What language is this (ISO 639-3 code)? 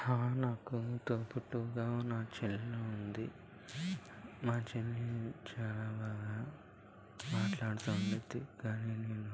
tel